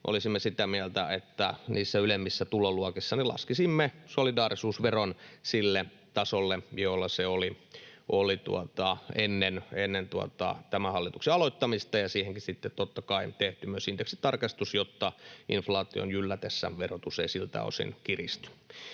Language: Finnish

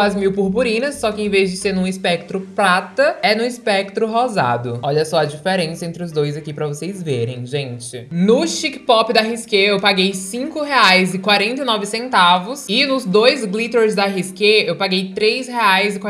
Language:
Portuguese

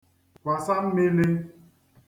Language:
Igbo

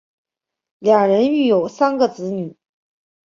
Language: Chinese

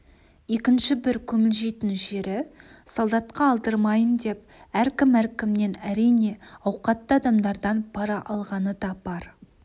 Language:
Kazakh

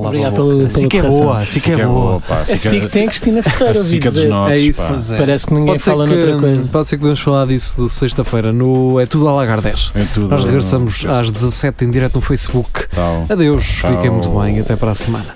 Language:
Portuguese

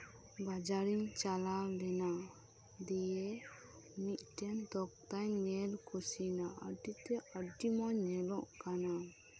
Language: Santali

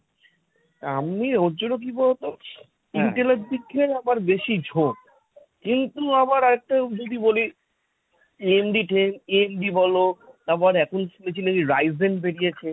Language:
Bangla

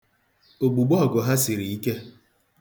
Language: Igbo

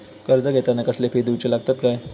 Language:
Marathi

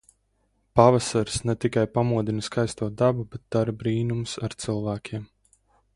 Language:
Latvian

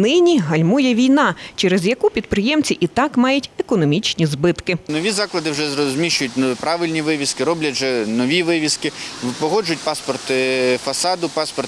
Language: Ukrainian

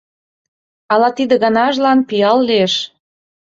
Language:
Mari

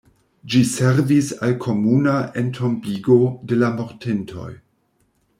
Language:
Esperanto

